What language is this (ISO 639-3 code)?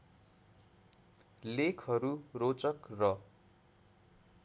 nep